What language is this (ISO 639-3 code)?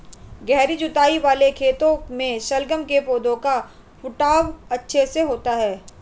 hin